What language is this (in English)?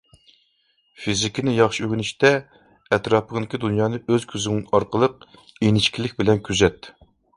Uyghur